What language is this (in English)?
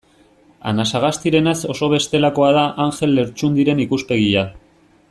Basque